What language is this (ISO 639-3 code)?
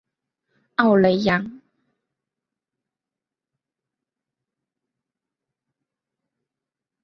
zho